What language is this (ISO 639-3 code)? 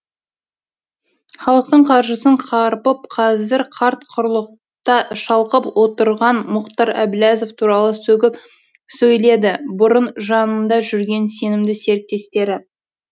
kaz